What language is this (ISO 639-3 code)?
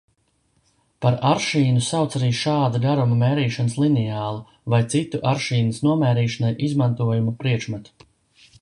lav